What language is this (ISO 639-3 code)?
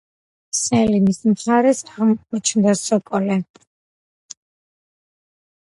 kat